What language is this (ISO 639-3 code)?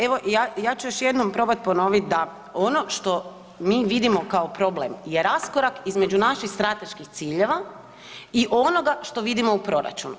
hrv